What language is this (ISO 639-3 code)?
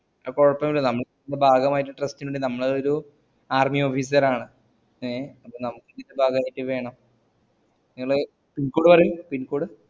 mal